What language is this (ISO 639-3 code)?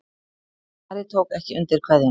isl